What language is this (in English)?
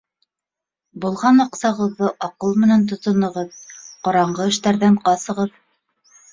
Bashkir